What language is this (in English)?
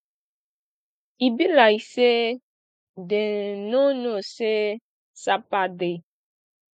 Nigerian Pidgin